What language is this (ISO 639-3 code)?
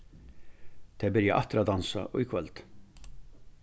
fao